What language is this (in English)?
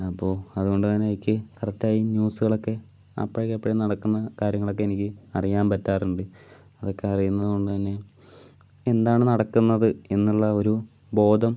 Malayalam